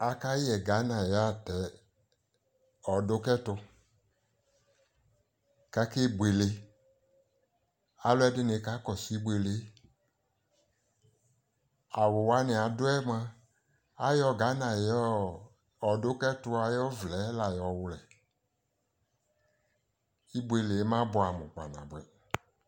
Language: Ikposo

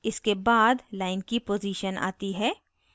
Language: Hindi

